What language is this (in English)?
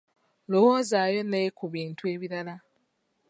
Ganda